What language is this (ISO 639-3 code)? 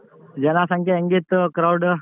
kan